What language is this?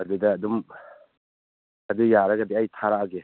Manipuri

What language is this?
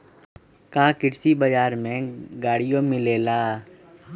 Magahi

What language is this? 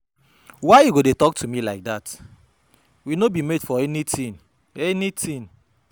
Nigerian Pidgin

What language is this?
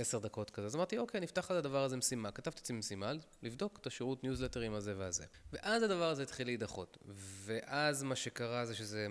Hebrew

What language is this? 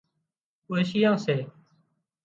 Wadiyara Koli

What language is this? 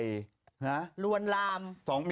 Thai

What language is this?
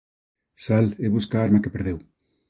Galician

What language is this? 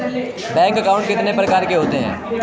Hindi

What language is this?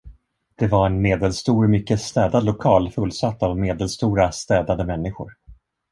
Swedish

